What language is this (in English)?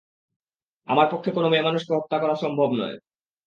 Bangla